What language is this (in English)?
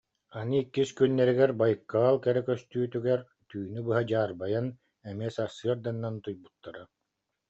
Yakut